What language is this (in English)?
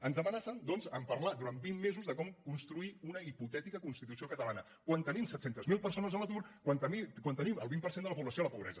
Catalan